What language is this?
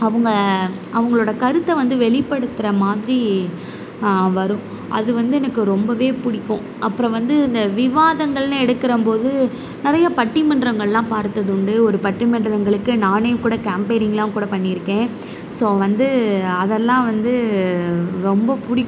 Tamil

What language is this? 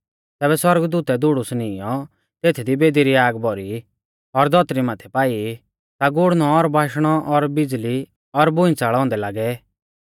Mahasu Pahari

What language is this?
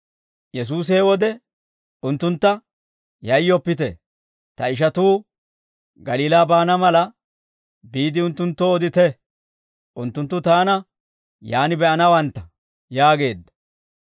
Dawro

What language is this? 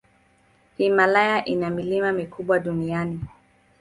Swahili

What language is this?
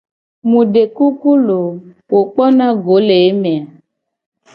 Gen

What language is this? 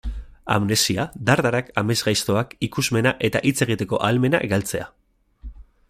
Basque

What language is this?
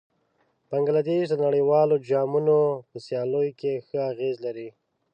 Pashto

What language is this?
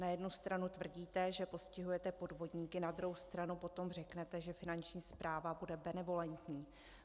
Czech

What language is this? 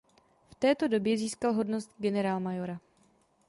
Czech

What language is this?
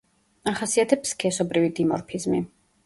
Georgian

